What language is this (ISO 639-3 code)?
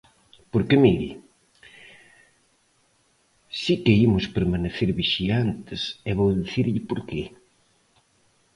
glg